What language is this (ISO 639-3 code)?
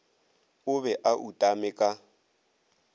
nso